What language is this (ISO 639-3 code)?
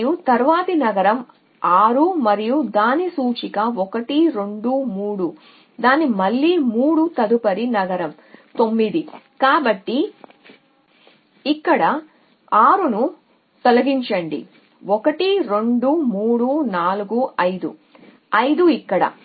tel